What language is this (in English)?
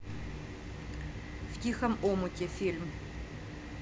Russian